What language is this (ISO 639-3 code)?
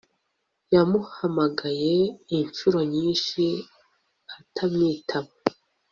kin